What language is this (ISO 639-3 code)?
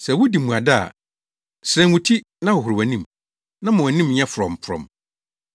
aka